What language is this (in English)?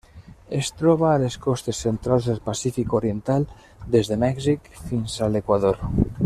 Catalan